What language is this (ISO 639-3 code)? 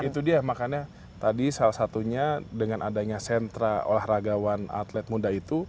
ind